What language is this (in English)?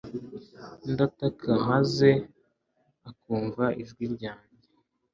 Kinyarwanda